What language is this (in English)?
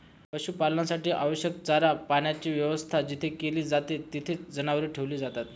Marathi